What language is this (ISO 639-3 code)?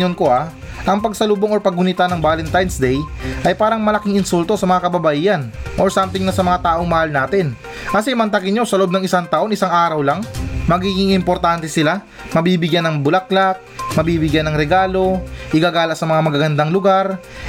fil